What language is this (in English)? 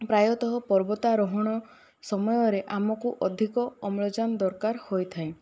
Odia